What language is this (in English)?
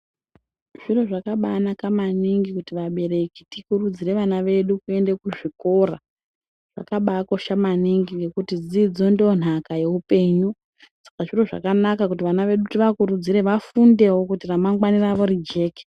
Ndau